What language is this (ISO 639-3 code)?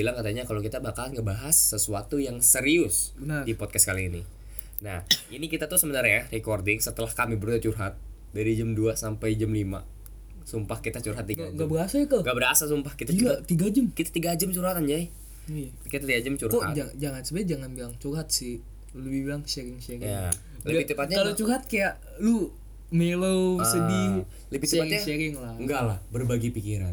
ind